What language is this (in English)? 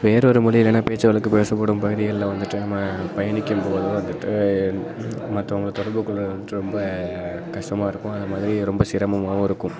Tamil